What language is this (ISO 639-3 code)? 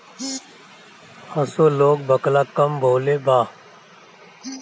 bho